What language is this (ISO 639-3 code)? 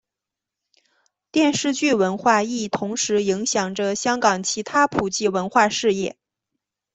zho